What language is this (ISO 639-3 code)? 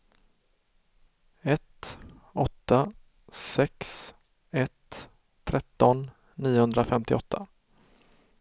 swe